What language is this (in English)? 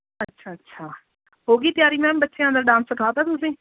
Punjabi